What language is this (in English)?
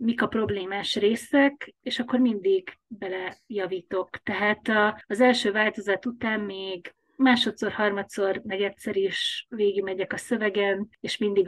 Hungarian